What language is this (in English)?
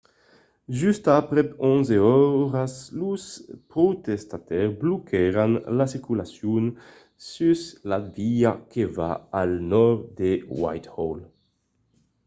Occitan